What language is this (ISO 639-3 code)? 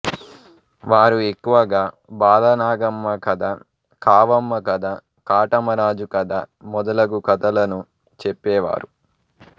tel